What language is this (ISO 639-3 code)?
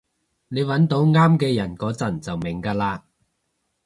yue